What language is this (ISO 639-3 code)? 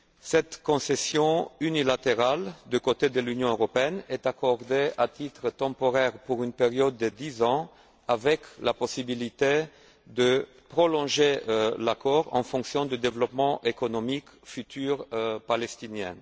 fra